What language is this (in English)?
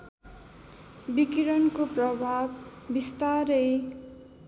Nepali